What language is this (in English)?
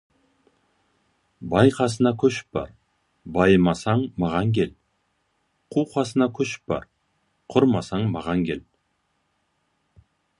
Kazakh